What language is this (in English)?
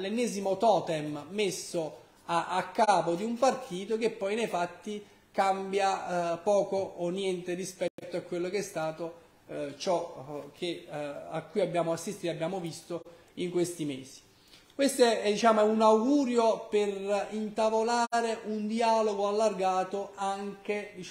Italian